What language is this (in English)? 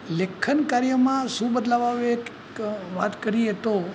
Gujarati